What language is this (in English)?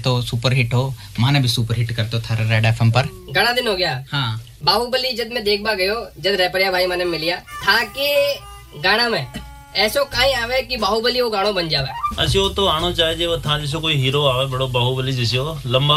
Hindi